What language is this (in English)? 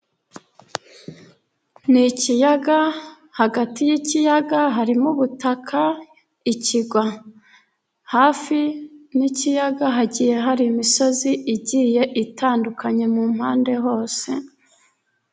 Kinyarwanda